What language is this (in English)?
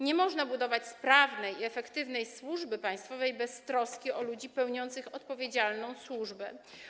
Polish